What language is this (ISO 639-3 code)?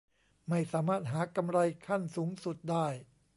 tha